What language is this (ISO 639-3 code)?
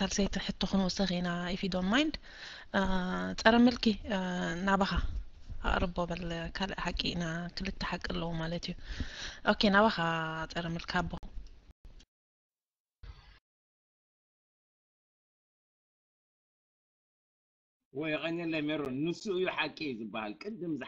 ara